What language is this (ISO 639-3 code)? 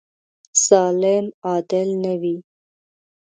pus